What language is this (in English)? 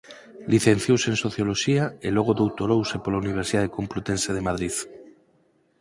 Galician